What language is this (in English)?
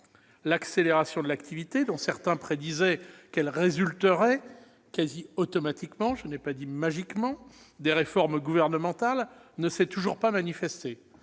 French